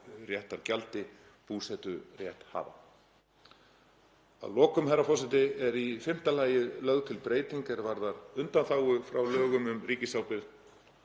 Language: Icelandic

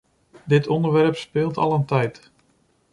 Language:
Dutch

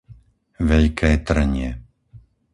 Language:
Slovak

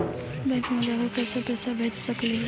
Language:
Magahi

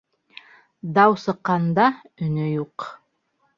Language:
Bashkir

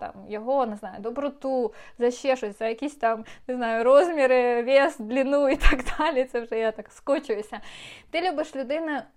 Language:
Ukrainian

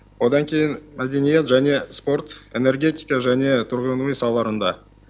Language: Kazakh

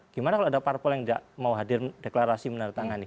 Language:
Indonesian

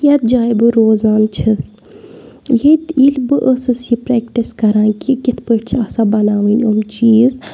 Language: Kashmiri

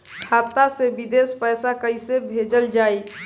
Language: Bhojpuri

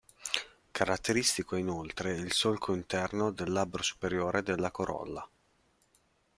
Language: Italian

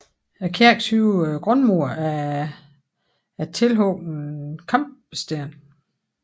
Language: Danish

